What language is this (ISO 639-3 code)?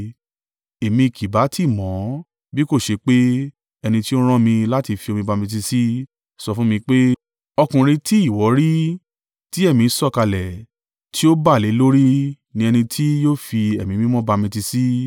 yor